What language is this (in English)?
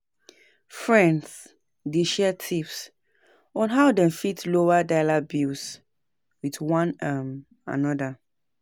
Nigerian Pidgin